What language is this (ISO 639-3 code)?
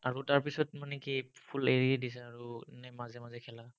asm